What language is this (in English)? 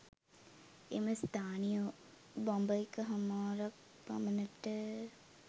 Sinhala